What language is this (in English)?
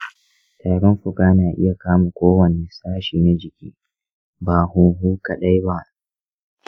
Hausa